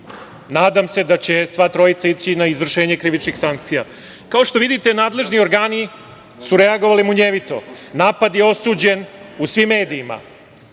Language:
Serbian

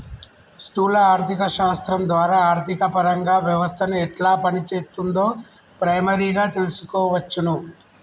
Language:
Telugu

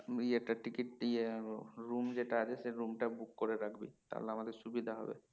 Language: Bangla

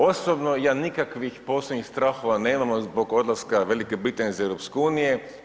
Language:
Croatian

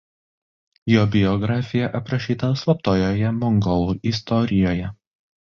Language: Lithuanian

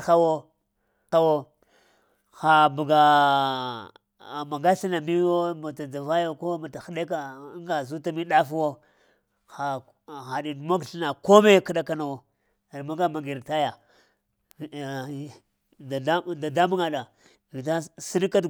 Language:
Lamang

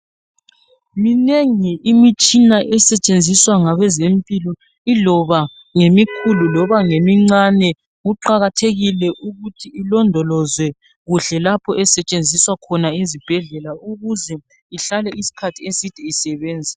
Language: North Ndebele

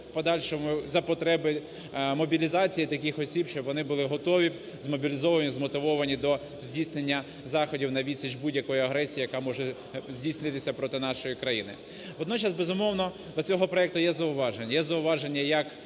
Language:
Ukrainian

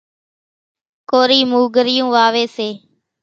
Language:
Kachi Koli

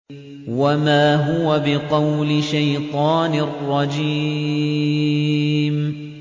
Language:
Arabic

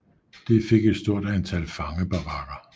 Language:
Danish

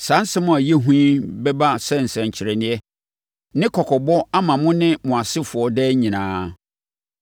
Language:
Akan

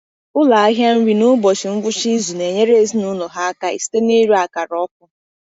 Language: Igbo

